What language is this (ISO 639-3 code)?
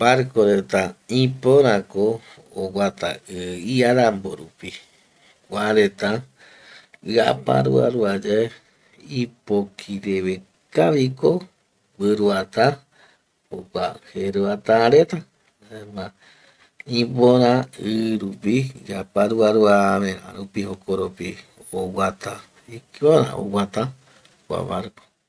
gui